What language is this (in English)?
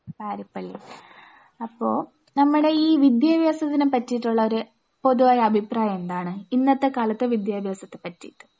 Malayalam